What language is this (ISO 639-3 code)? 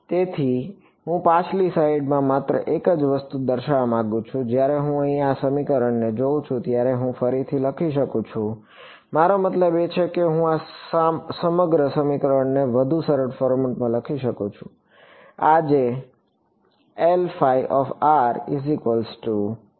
guj